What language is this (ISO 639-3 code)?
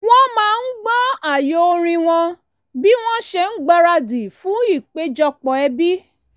yor